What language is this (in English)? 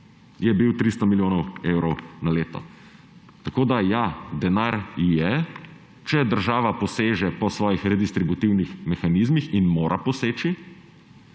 Slovenian